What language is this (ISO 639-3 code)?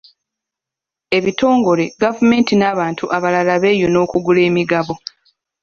lug